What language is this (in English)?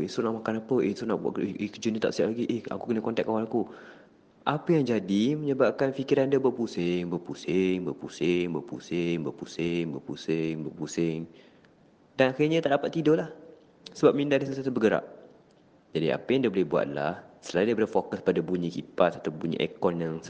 Malay